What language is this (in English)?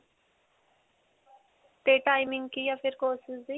Punjabi